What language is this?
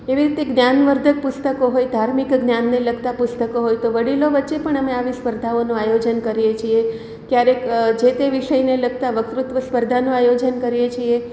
Gujarati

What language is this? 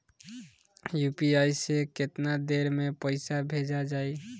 Bhojpuri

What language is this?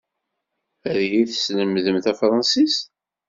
Kabyle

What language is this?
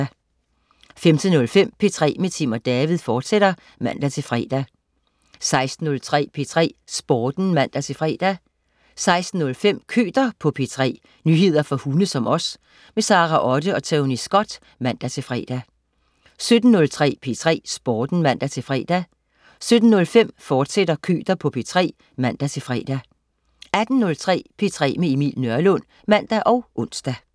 Danish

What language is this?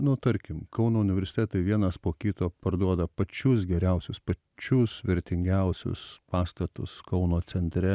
Lithuanian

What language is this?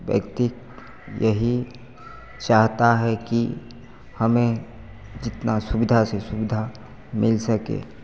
Hindi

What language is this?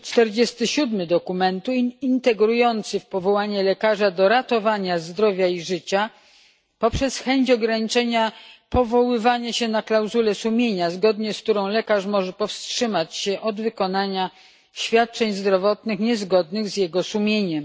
Polish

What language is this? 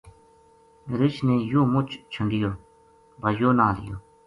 Gujari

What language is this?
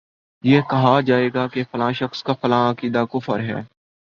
Urdu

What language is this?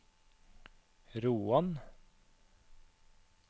Norwegian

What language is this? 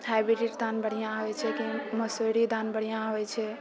Maithili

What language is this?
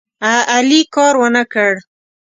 Pashto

